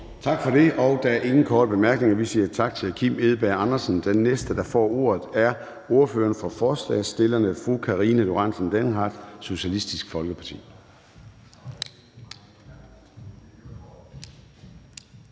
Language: Danish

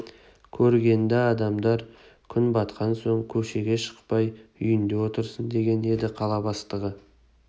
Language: Kazakh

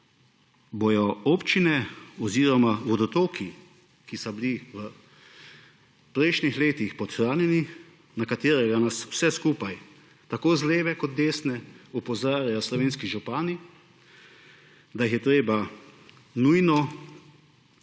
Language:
Slovenian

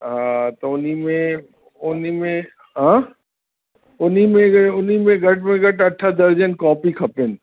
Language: Sindhi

